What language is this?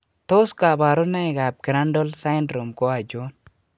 Kalenjin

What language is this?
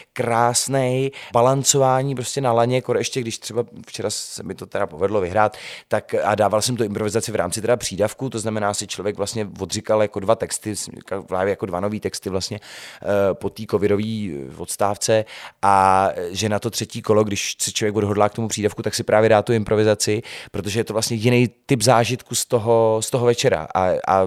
Czech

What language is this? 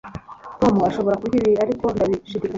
Kinyarwanda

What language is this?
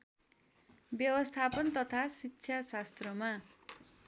Nepali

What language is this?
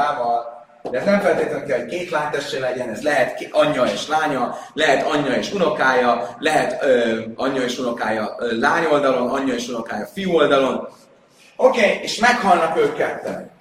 Hungarian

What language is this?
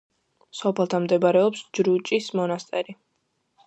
Georgian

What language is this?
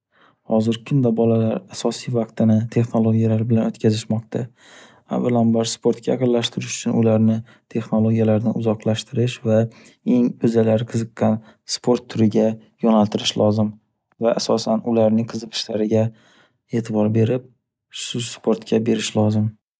Uzbek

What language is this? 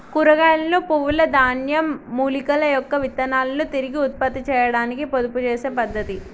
Telugu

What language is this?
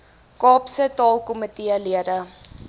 Afrikaans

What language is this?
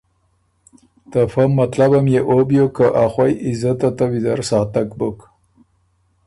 Ormuri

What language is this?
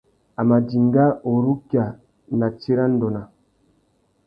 Tuki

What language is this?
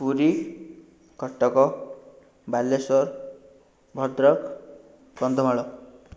Odia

